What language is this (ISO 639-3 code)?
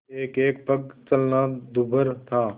hin